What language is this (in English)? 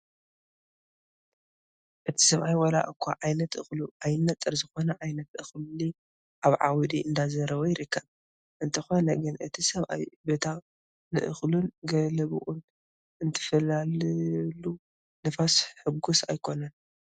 Tigrinya